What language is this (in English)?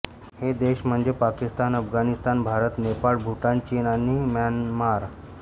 Marathi